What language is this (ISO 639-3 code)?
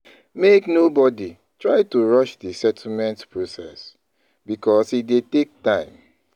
pcm